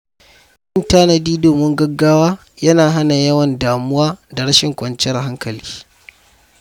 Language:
Hausa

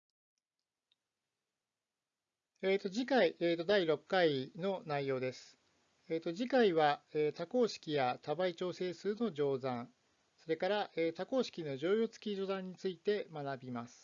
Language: Japanese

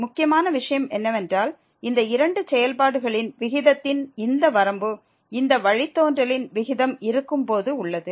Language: Tamil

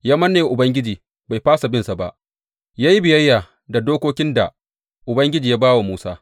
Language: Hausa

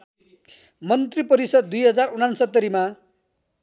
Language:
Nepali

